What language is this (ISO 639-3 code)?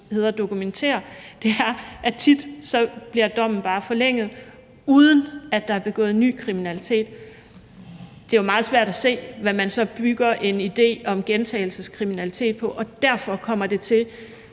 dan